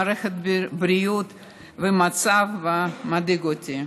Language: Hebrew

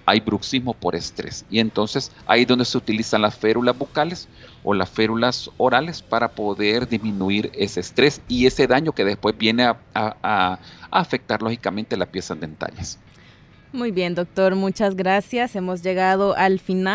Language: Spanish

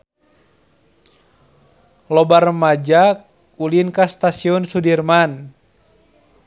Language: Sundanese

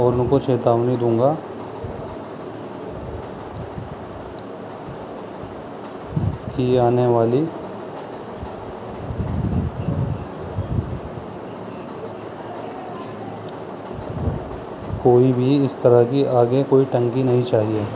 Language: Urdu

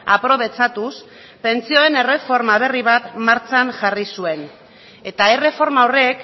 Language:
Basque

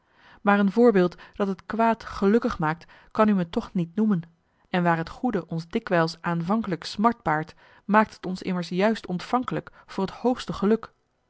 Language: Dutch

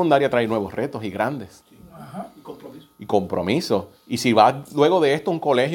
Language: Spanish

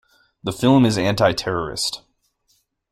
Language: English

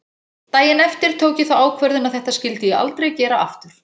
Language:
Icelandic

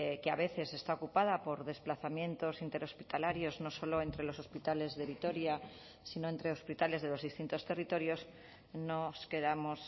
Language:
Spanish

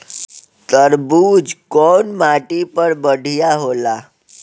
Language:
Bhojpuri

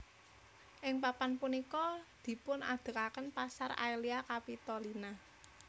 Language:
Javanese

